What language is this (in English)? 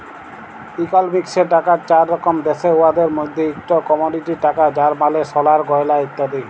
Bangla